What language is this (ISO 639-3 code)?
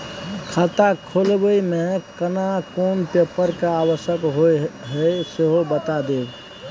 mai